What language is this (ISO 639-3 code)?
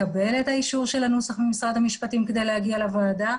heb